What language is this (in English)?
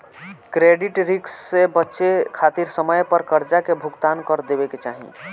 Bhojpuri